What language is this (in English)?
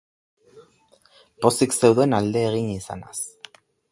Basque